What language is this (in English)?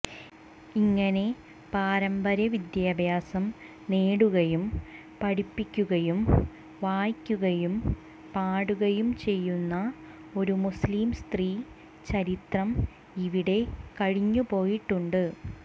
Malayalam